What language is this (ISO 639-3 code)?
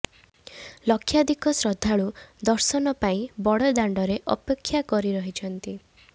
ori